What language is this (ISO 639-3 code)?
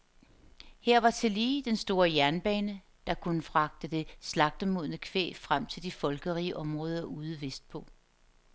dan